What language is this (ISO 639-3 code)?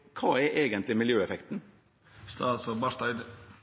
nno